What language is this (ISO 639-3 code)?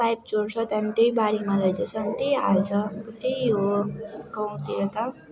nep